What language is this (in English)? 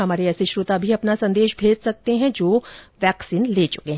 Hindi